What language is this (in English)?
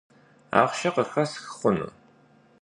Kabardian